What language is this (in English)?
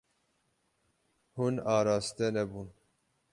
Kurdish